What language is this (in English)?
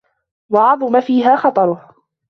Arabic